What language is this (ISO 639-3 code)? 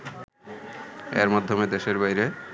ben